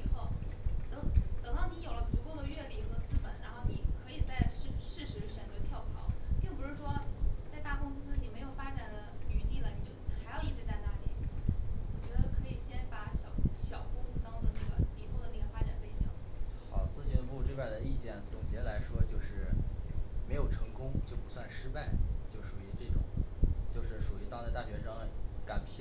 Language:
Chinese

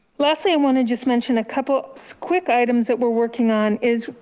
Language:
English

